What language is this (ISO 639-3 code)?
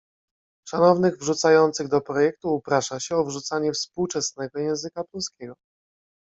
pol